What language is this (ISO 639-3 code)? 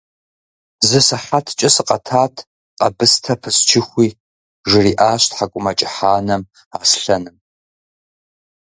kbd